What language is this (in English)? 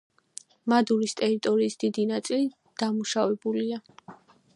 Georgian